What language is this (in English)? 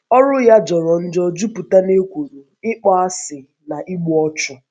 Igbo